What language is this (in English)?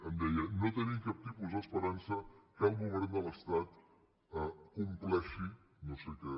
Catalan